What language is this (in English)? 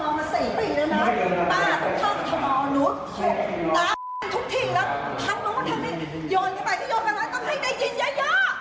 Thai